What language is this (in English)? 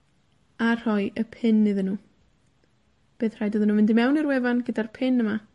Welsh